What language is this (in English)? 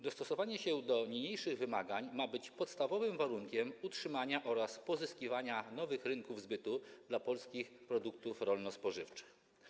Polish